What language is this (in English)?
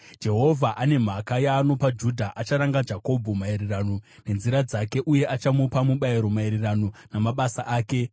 Shona